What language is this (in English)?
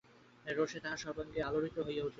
Bangla